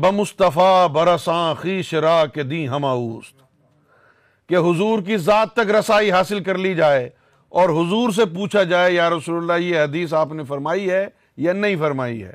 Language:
Urdu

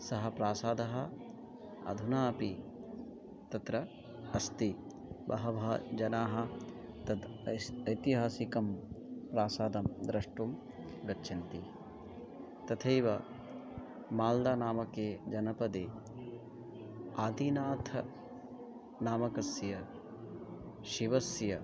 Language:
Sanskrit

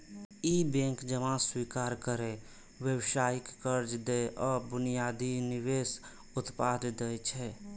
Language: Maithili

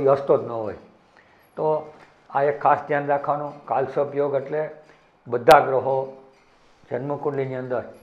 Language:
Gujarati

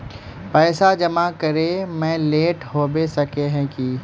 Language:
Magahi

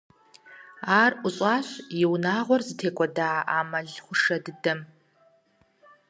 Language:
Kabardian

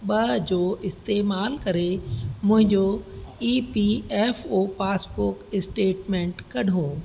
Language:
Sindhi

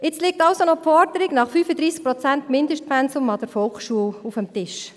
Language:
Swiss German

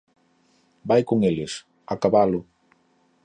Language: Galician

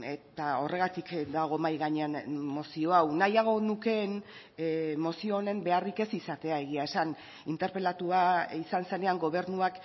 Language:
Basque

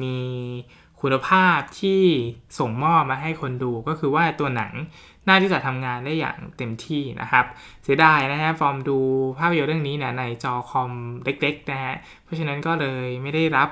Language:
Thai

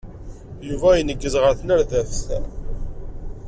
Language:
Kabyle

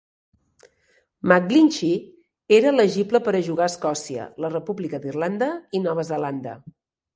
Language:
Catalan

